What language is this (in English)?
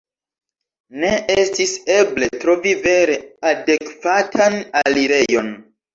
Esperanto